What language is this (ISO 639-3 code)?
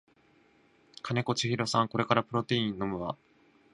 jpn